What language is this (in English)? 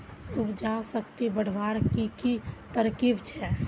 Magahi